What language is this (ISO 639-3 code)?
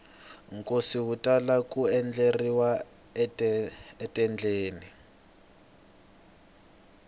tso